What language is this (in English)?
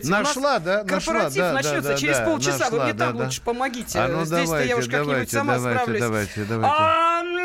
Russian